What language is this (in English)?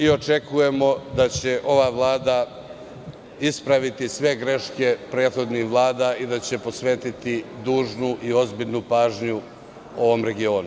Serbian